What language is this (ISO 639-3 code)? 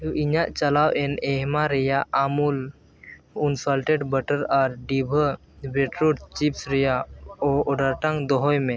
sat